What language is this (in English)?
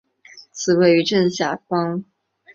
Chinese